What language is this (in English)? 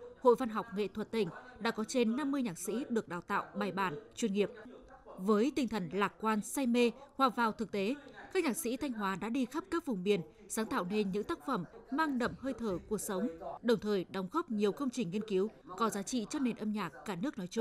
Vietnamese